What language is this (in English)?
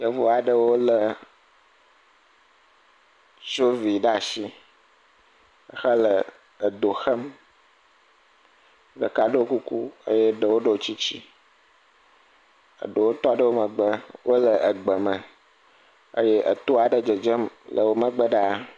Ewe